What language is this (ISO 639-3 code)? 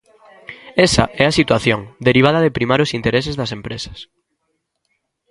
glg